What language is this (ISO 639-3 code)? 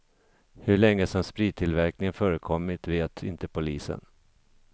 swe